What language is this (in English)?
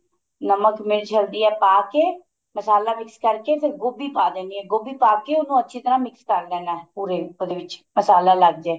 Punjabi